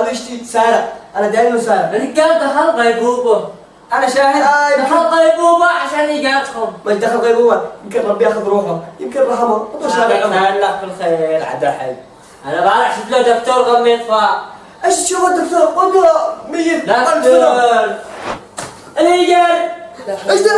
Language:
Arabic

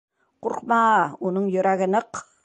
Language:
Bashkir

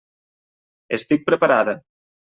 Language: Catalan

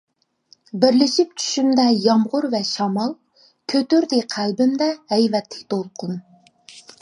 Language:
Uyghur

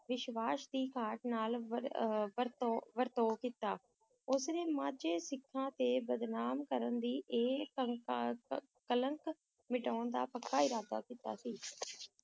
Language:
Punjabi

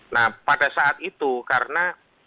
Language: Indonesian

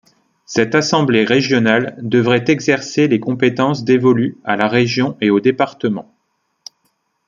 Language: French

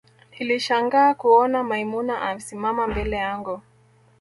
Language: Swahili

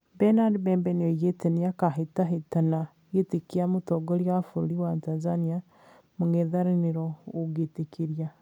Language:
Kikuyu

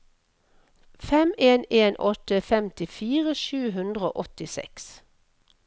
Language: Norwegian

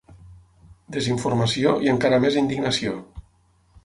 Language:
Catalan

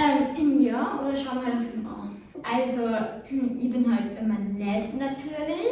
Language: German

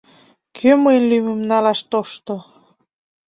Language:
Mari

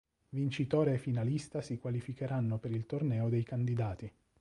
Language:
Italian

